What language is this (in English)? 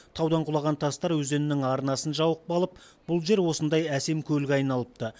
Kazakh